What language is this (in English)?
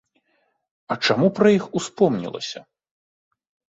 Belarusian